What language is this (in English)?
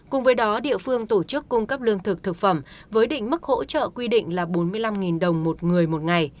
Vietnamese